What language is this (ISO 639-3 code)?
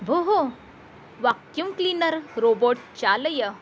san